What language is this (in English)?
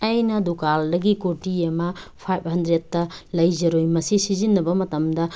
Manipuri